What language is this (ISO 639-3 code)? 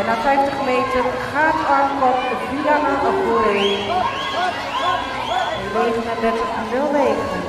nld